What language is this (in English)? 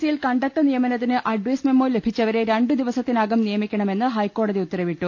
Malayalam